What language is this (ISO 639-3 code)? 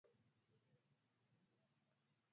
swa